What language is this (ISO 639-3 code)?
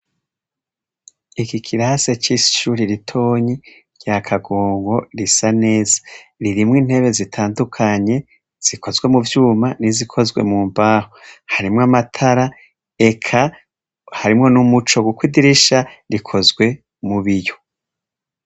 run